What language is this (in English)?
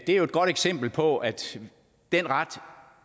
Danish